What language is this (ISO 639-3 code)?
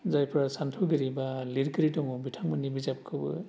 brx